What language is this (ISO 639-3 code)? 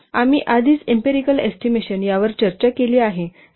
mar